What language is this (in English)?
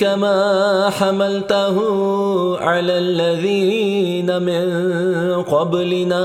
Arabic